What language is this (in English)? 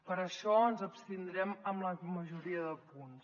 Catalan